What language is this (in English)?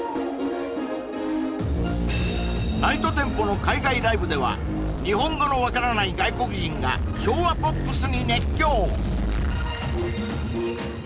Japanese